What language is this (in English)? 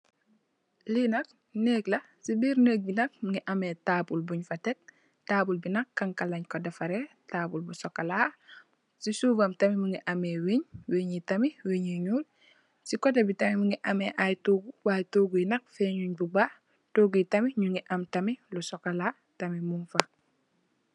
Wolof